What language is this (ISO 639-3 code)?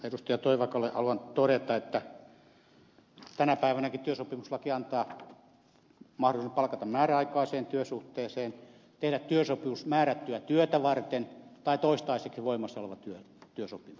fin